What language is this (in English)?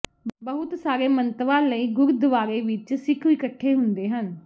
Punjabi